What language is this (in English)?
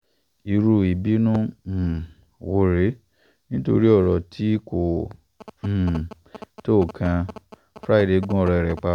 Yoruba